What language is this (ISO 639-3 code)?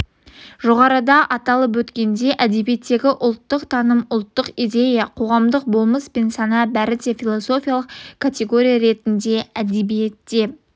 kaz